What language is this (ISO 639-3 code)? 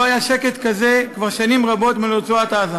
heb